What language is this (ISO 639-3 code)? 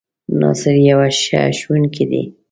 pus